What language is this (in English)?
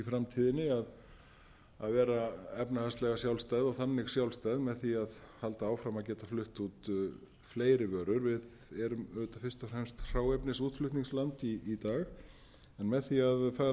Icelandic